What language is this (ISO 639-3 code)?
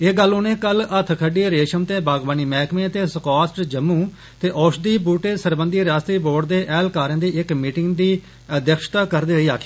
doi